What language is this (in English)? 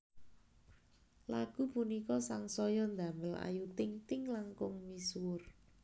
Javanese